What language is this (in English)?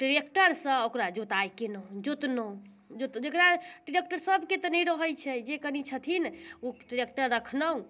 Maithili